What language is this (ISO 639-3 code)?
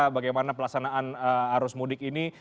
ind